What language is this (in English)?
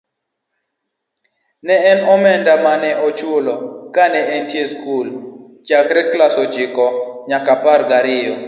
Luo (Kenya and Tanzania)